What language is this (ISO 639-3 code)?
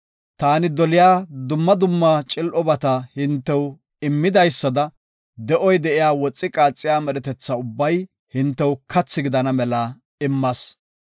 gof